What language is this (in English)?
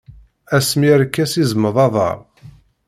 Kabyle